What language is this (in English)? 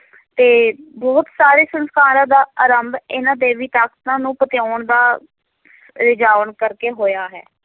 Punjabi